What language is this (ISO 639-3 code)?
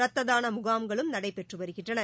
tam